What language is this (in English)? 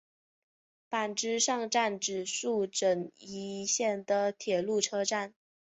Chinese